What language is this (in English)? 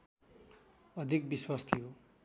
Nepali